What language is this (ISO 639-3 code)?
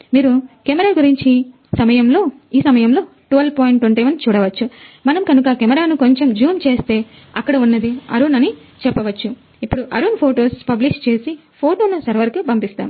tel